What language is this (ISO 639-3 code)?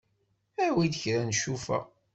kab